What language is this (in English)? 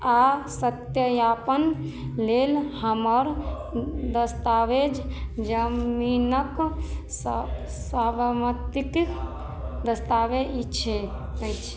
Maithili